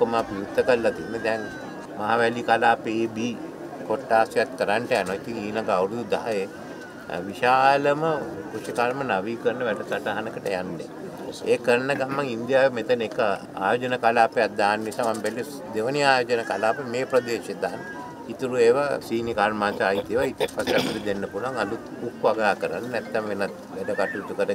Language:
Indonesian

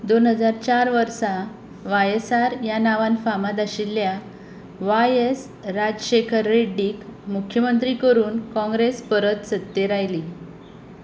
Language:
Konkani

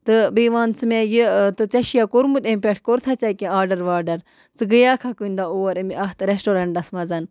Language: Kashmiri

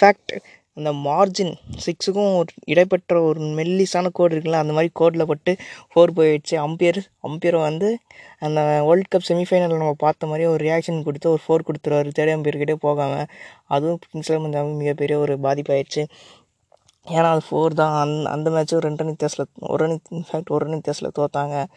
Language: Tamil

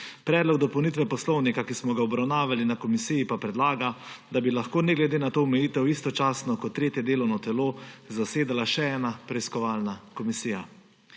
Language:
Slovenian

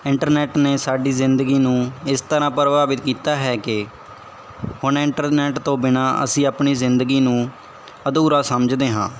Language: Punjabi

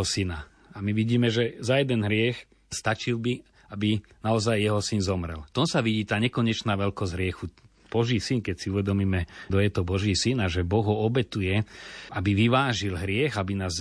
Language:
Slovak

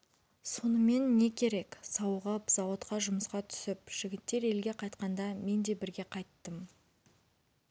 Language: Kazakh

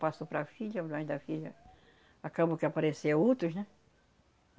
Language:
Portuguese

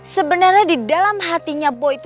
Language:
Indonesian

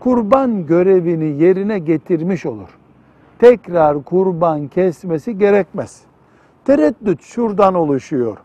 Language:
Turkish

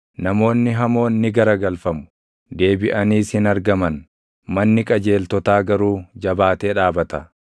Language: Oromo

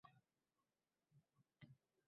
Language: Uzbek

